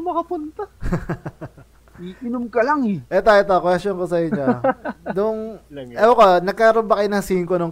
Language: Filipino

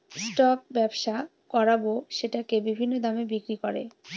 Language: Bangla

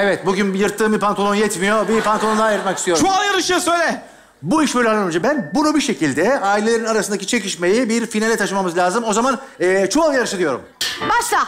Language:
Turkish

